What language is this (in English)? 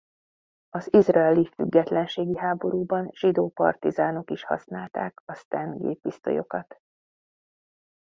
Hungarian